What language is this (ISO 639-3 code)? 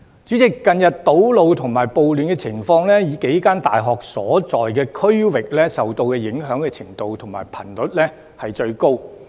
yue